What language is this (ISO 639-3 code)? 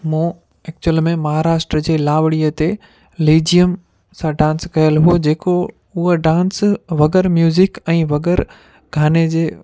snd